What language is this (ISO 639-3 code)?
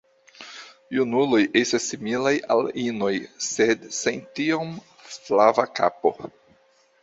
epo